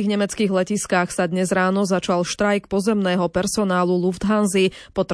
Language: Slovak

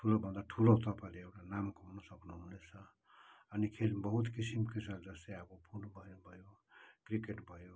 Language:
Nepali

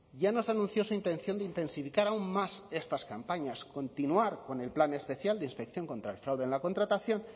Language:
Spanish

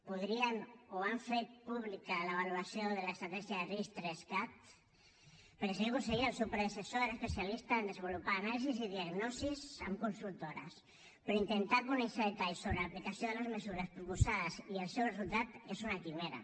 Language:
Catalan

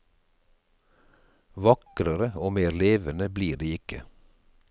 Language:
Norwegian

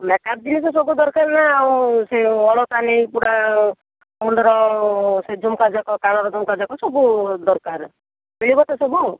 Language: Odia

